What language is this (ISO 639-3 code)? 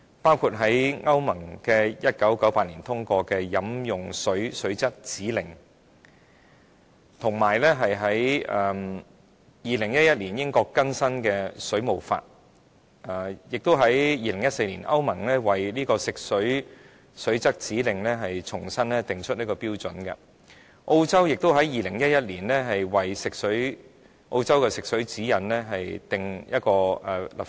yue